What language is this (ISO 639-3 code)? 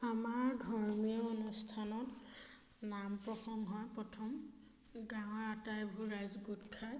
asm